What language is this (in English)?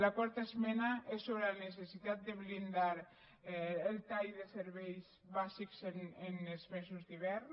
Catalan